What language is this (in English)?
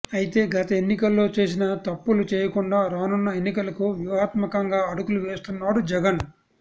Telugu